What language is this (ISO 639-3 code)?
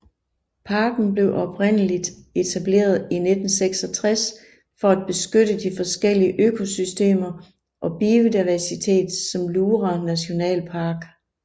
dan